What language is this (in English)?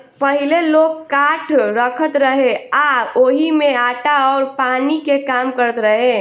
Bhojpuri